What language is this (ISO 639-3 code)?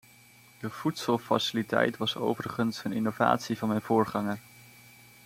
nld